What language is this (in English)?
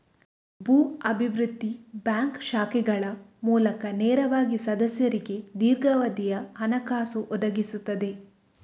Kannada